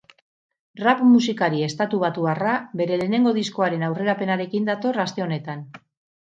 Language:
Basque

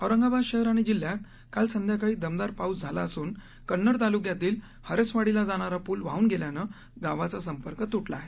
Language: Marathi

